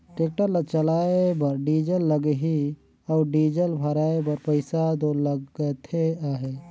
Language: Chhattisgarhi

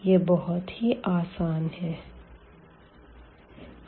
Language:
Hindi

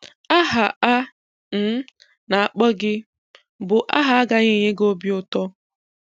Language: Igbo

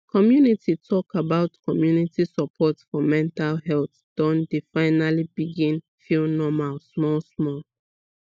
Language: Nigerian Pidgin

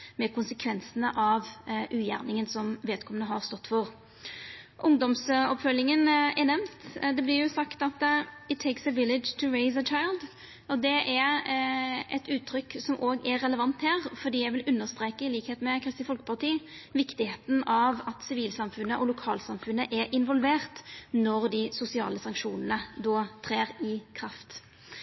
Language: Norwegian Nynorsk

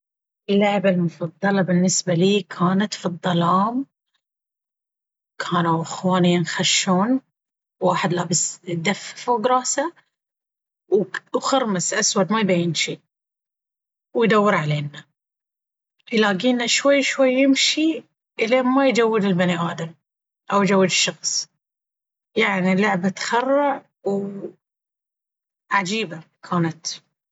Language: Baharna Arabic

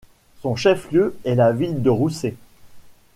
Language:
French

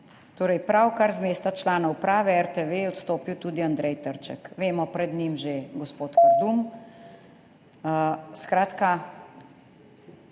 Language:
Slovenian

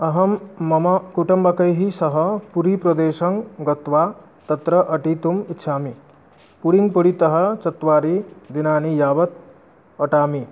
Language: Sanskrit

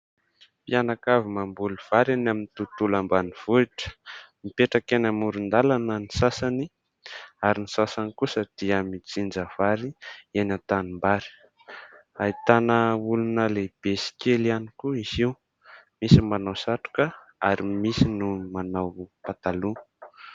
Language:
Malagasy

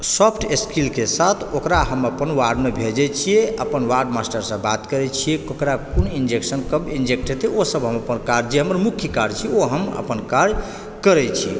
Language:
Maithili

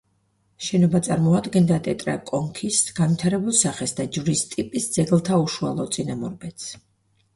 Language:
Georgian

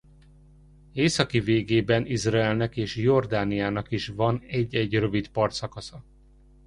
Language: Hungarian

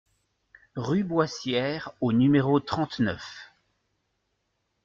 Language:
French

